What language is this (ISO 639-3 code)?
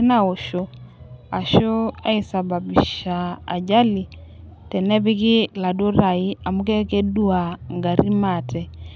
mas